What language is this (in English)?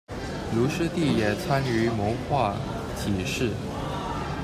Chinese